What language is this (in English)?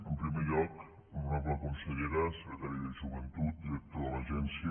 Catalan